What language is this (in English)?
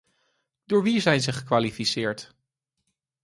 Dutch